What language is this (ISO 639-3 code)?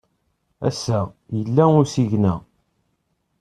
kab